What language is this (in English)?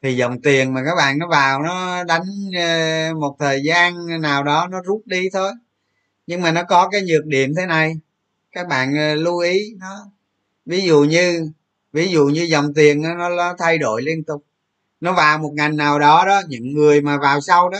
Vietnamese